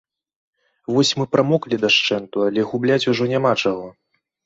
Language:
Belarusian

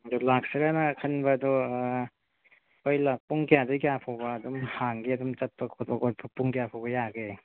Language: Manipuri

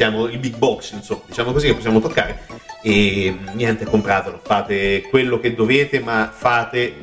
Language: Italian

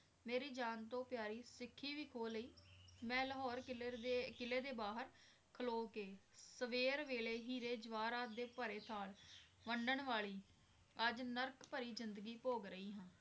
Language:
Punjabi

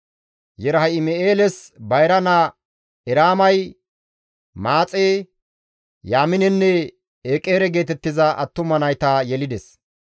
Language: Gamo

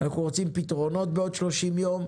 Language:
Hebrew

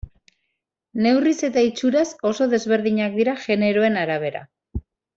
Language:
Basque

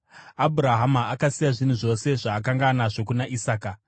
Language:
Shona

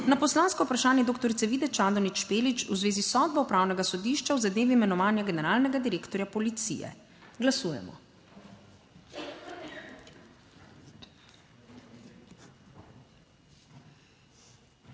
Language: Slovenian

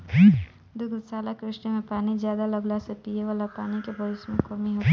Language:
Bhojpuri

